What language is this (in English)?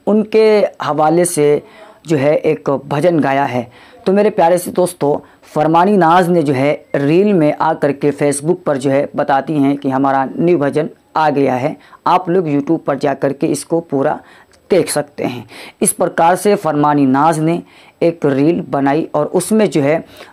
Hindi